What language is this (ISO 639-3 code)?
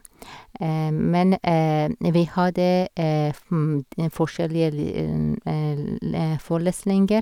nor